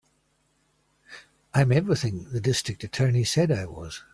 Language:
English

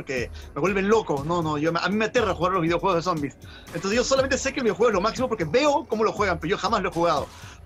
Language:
Spanish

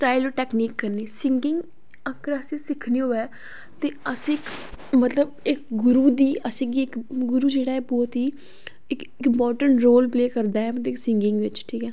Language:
Dogri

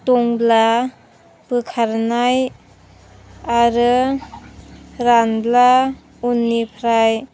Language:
Bodo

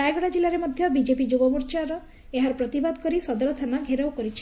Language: Odia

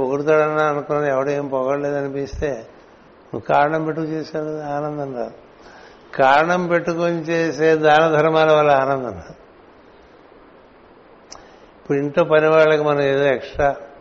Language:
Telugu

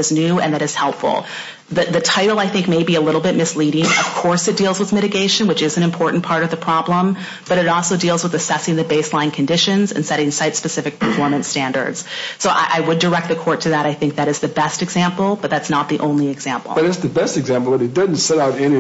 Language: English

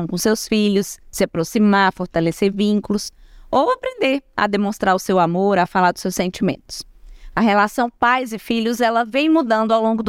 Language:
Portuguese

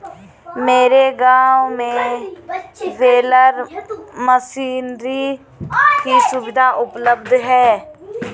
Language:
Hindi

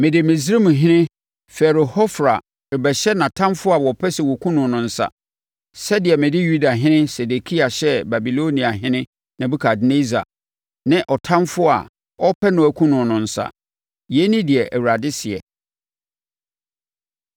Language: Akan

